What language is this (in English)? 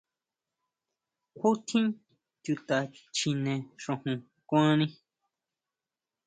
Huautla Mazatec